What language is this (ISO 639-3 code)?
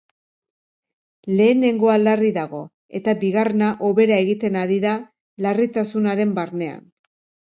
eus